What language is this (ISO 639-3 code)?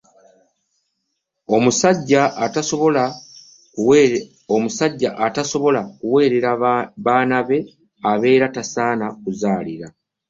lug